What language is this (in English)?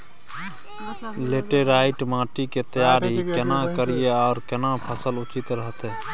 Maithili